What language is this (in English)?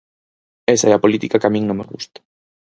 Galician